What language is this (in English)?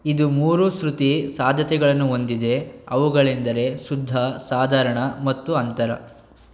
Kannada